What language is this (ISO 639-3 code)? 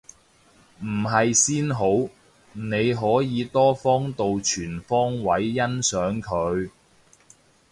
yue